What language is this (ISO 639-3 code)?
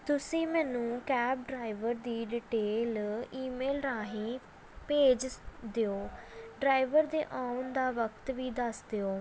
pan